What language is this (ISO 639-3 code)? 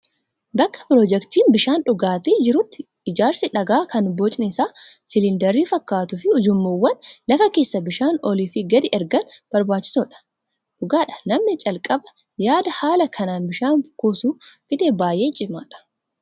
orm